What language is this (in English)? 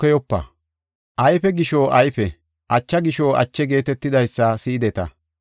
Gofa